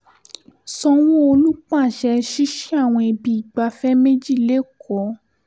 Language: Yoruba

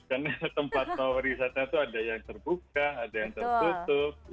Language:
Indonesian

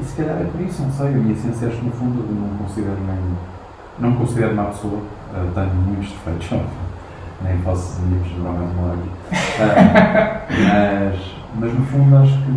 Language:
Portuguese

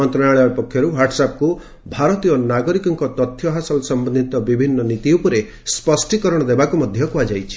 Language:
Odia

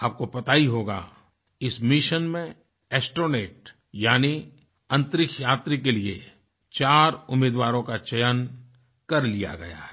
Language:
Hindi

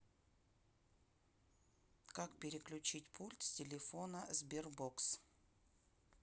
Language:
Russian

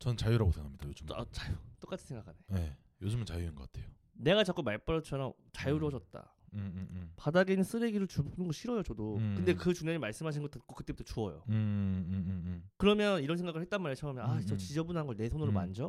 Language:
Korean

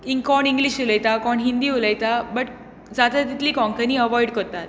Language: Konkani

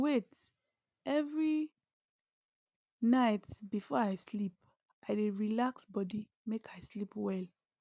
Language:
Nigerian Pidgin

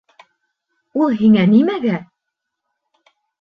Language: Bashkir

